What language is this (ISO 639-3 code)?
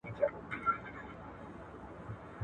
pus